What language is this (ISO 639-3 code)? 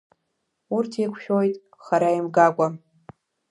abk